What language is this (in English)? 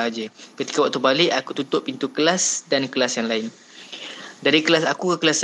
Malay